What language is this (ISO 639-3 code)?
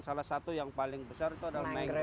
ind